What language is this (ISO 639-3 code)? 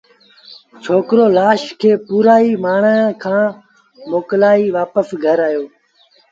sbn